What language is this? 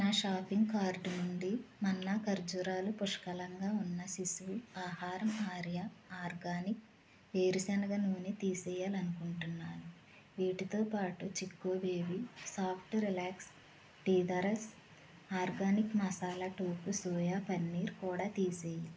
Telugu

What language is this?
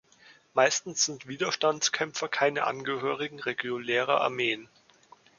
German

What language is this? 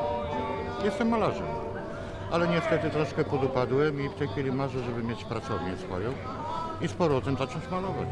Polish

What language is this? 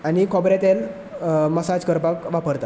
Konkani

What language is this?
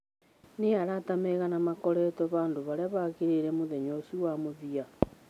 Kikuyu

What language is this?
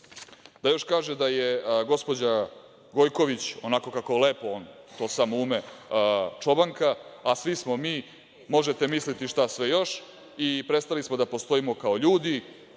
Serbian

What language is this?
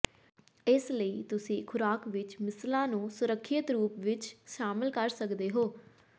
Punjabi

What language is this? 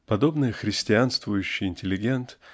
Russian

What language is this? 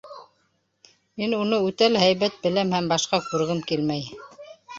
Bashkir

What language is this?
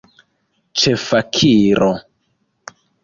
Esperanto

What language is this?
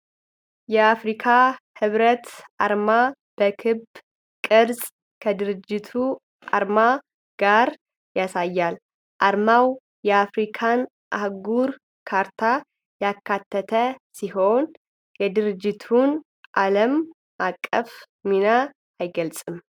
Amharic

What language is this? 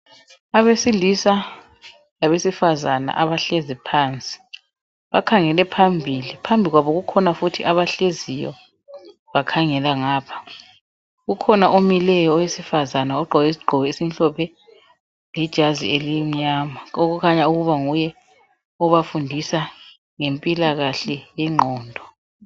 North Ndebele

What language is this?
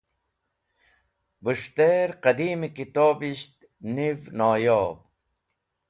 Wakhi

